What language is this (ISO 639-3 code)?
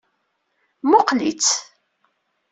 kab